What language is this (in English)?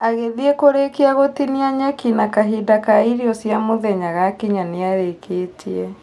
Kikuyu